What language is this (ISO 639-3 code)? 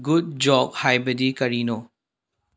mni